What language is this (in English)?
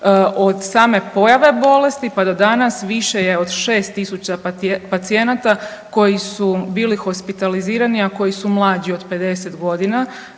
Croatian